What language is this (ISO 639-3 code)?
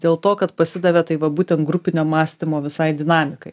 lit